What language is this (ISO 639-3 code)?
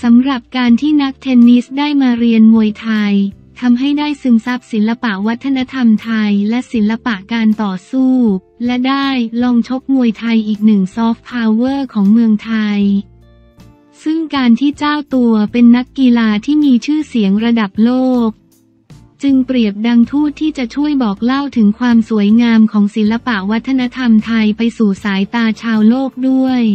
tha